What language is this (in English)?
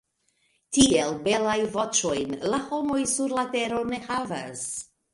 Esperanto